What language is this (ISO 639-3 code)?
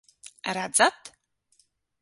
lav